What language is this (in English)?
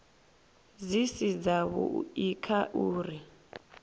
Venda